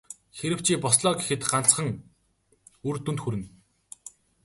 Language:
Mongolian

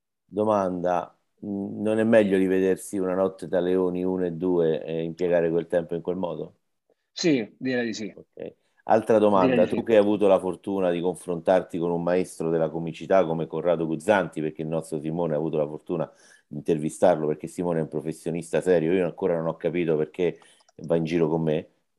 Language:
Italian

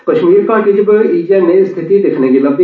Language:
Dogri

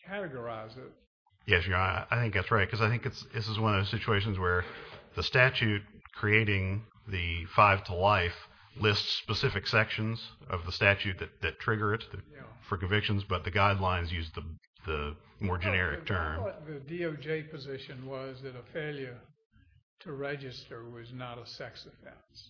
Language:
English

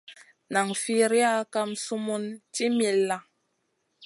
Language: Masana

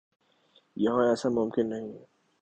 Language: Urdu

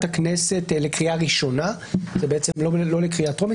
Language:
Hebrew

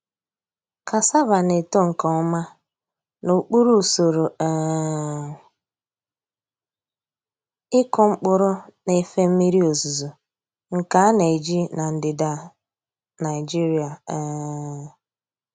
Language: Igbo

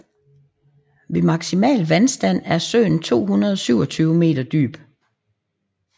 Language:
Danish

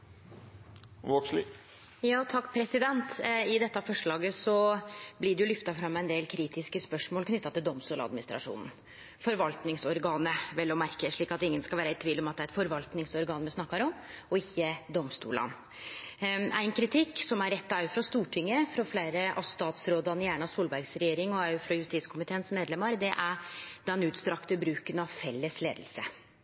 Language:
Norwegian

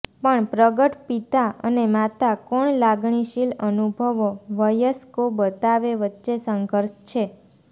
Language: Gujarati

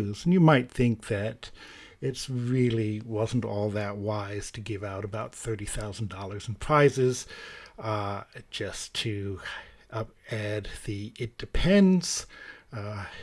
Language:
English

